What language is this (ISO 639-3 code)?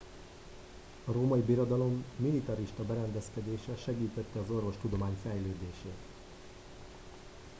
hun